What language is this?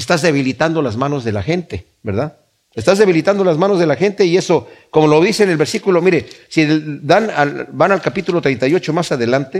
Spanish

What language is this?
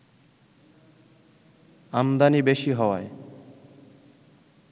Bangla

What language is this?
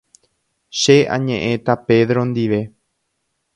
Guarani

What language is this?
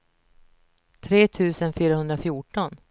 Swedish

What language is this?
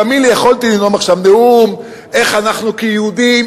Hebrew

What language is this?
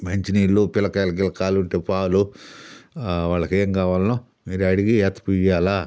Telugu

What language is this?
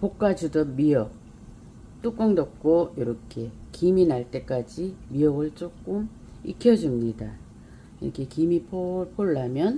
Korean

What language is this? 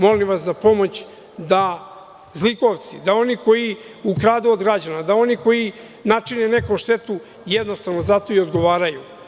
Serbian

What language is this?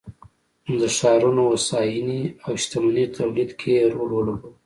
Pashto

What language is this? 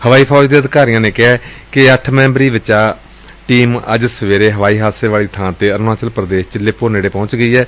Punjabi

